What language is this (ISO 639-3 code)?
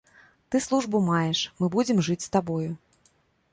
bel